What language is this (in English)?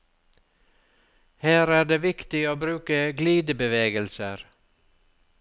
Norwegian